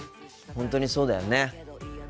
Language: Japanese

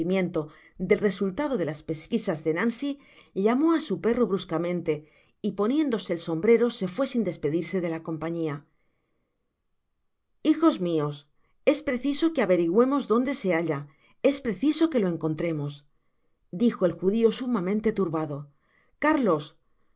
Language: Spanish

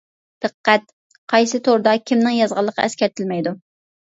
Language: Uyghur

